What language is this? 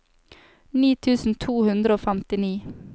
Norwegian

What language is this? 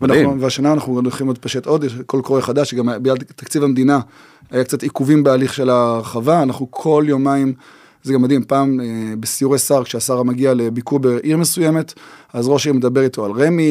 Hebrew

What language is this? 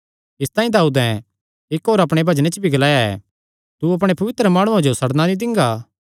Kangri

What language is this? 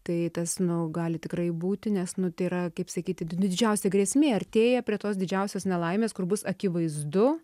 Lithuanian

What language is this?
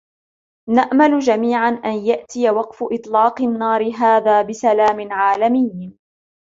Arabic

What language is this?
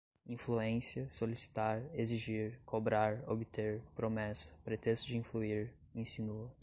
Portuguese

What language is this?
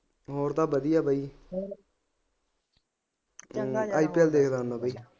Punjabi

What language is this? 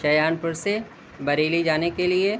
Urdu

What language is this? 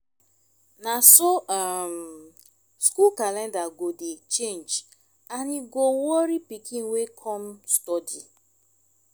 Nigerian Pidgin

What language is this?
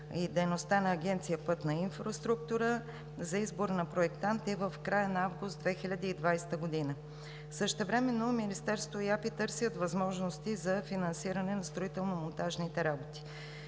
Bulgarian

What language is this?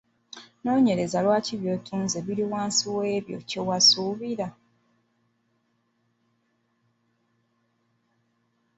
Ganda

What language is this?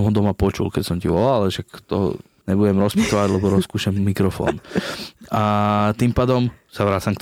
Slovak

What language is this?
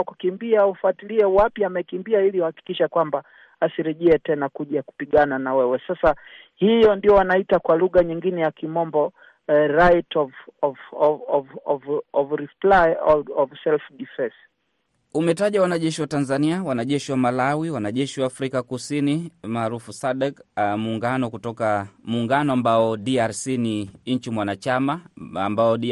Swahili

